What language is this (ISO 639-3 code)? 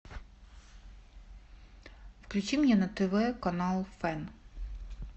rus